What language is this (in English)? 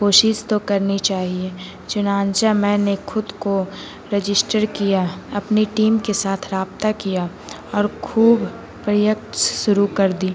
Urdu